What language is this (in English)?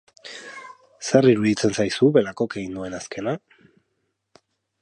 Basque